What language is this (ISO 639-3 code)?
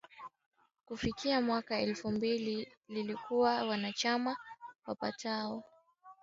swa